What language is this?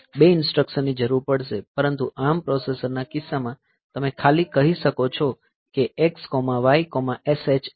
Gujarati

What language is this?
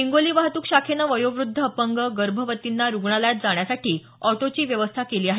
Marathi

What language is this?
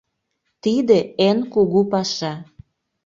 Mari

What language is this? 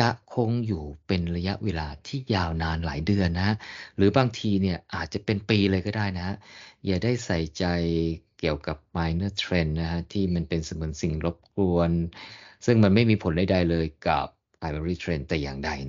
Thai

